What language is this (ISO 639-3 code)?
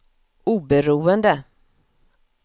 swe